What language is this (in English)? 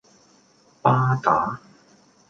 Cantonese